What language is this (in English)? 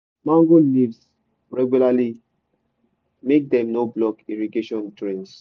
Nigerian Pidgin